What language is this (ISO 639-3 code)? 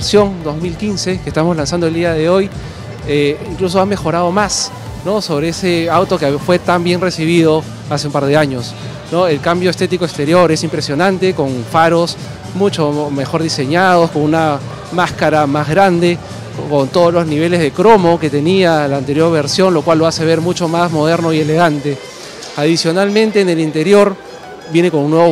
spa